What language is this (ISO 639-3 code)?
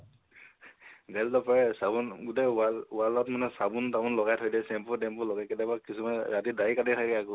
asm